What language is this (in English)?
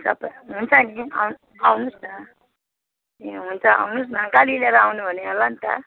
Nepali